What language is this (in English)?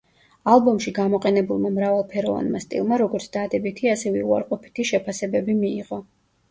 Georgian